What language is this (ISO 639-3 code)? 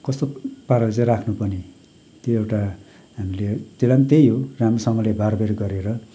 nep